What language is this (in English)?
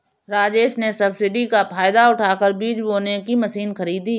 Hindi